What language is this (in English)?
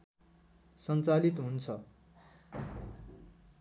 Nepali